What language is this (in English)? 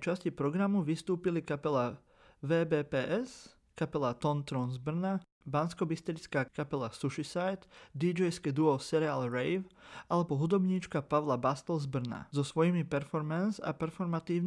Slovak